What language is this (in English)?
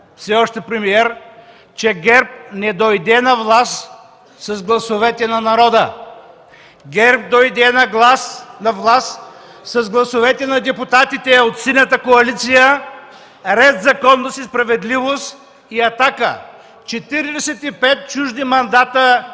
Bulgarian